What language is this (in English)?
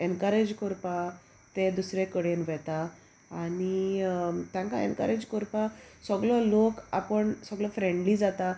Konkani